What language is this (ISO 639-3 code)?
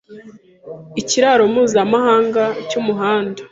kin